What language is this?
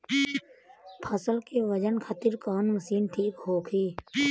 Bhojpuri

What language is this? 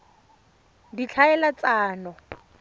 Tswana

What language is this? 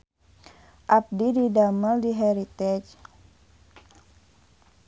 Sundanese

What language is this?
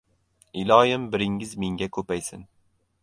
Uzbek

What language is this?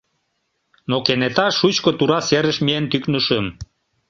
Mari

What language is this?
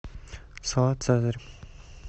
Russian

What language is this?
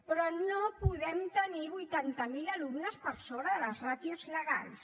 Catalan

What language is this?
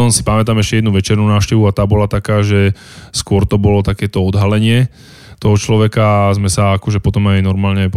Slovak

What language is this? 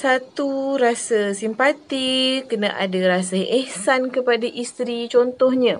Malay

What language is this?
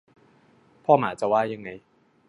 Thai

